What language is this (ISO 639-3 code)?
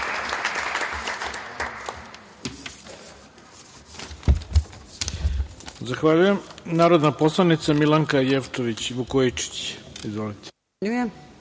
srp